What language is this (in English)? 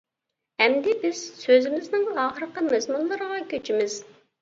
Uyghur